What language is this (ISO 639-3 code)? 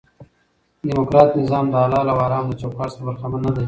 pus